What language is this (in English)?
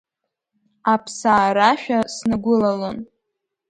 Abkhazian